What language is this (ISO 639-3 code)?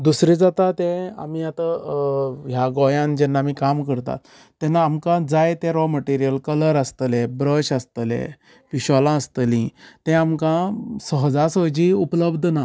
kok